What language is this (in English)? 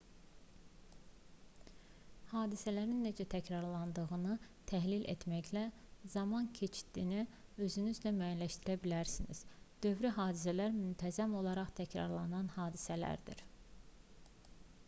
Azerbaijani